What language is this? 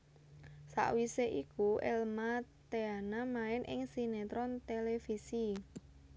Javanese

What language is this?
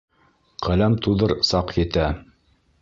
Bashkir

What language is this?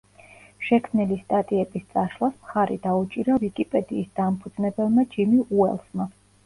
Georgian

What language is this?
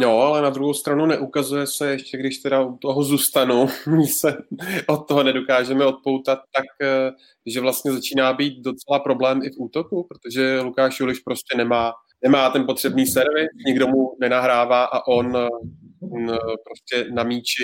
Czech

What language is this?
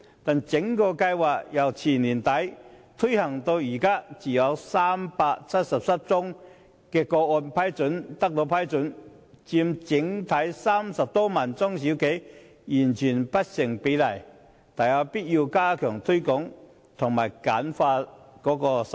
Cantonese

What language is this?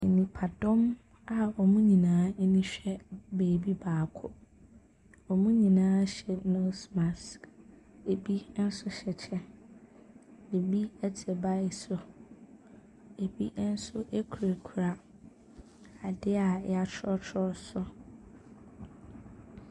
Akan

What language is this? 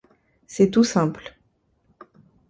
French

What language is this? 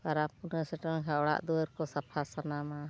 Santali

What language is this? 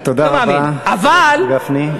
Hebrew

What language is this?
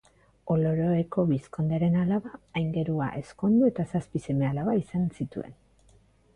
Basque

